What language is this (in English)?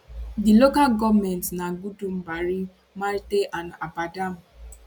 Nigerian Pidgin